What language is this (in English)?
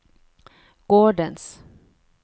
Norwegian